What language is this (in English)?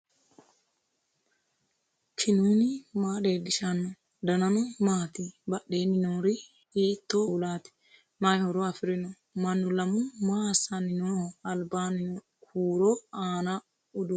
Sidamo